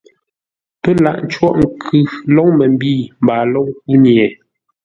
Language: Ngombale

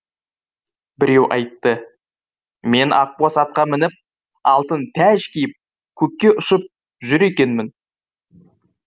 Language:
Kazakh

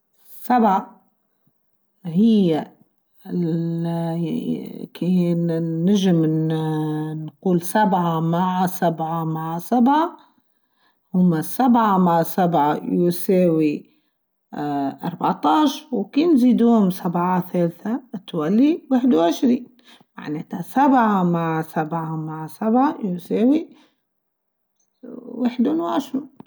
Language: Tunisian Arabic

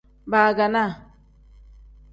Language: Tem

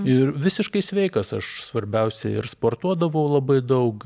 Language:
Lithuanian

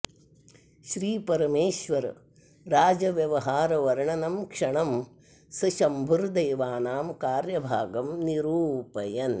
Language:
Sanskrit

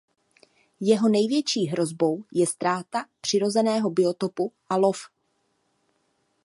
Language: Czech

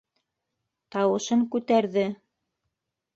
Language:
Bashkir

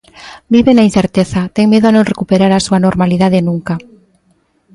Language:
Galician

